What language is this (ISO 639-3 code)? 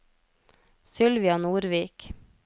nor